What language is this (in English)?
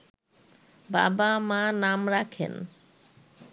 Bangla